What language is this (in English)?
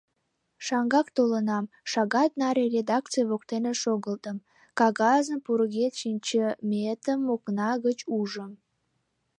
Mari